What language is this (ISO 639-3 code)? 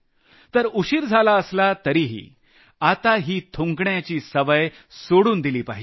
mar